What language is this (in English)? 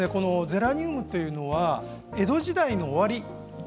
Japanese